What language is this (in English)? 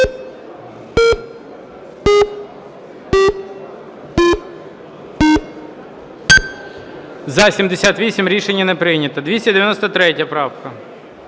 Ukrainian